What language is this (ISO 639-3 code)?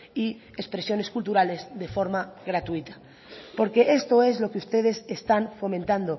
spa